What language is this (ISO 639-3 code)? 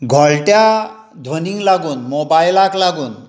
kok